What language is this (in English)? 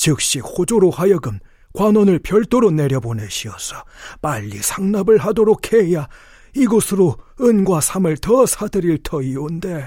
Korean